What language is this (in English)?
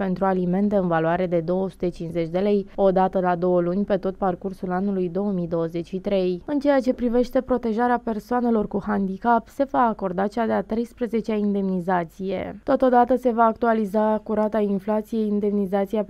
Romanian